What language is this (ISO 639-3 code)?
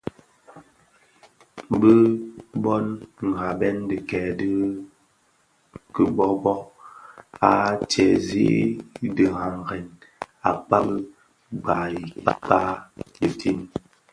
ksf